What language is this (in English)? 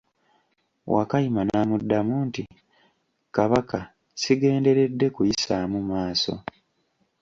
Ganda